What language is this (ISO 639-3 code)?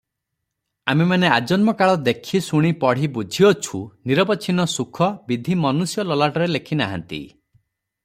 ori